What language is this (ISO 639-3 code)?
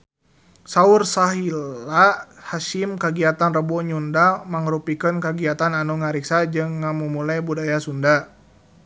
sun